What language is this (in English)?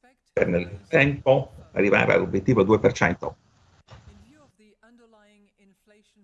Italian